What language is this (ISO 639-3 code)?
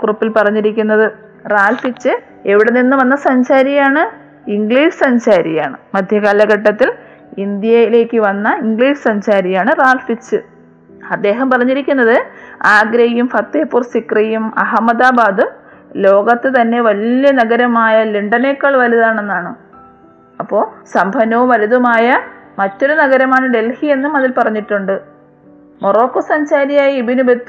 mal